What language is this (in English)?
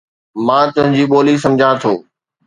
Sindhi